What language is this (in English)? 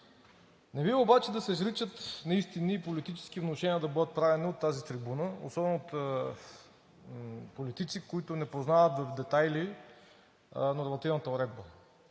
Bulgarian